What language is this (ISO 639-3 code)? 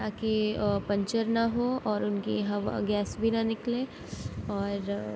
urd